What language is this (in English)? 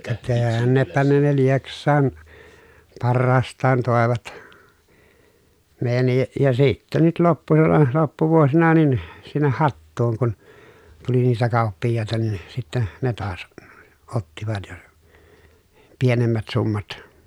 Finnish